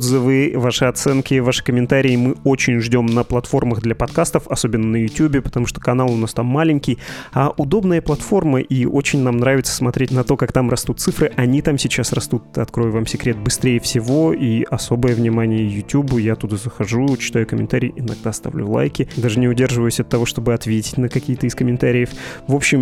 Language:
Russian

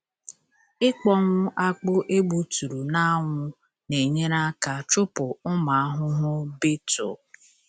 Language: Igbo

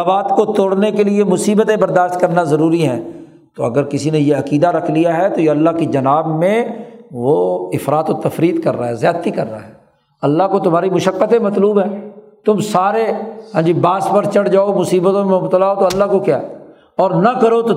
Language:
Urdu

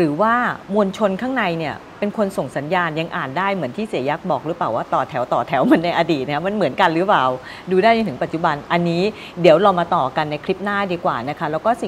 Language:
Thai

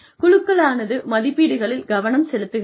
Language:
Tamil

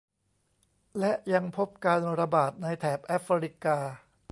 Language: Thai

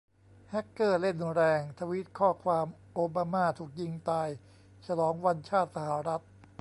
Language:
Thai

